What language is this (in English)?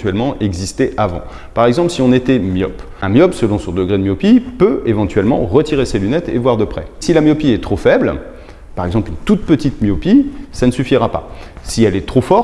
French